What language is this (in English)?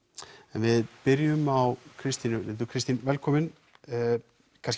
Icelandic